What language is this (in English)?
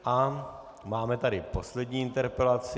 Czech